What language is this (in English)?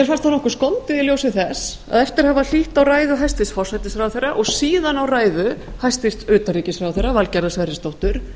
Icelandic